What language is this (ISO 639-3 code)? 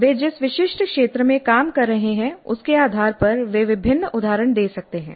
hin